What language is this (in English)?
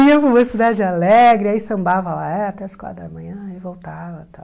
Portuguese